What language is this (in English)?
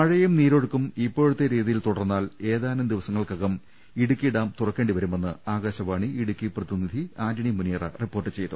Malayalam